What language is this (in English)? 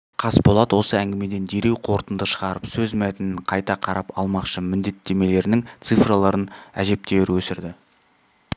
Kazakh